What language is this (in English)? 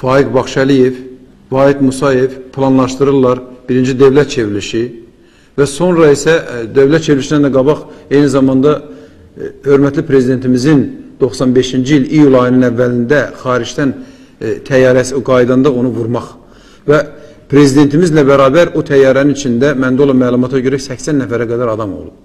Turkish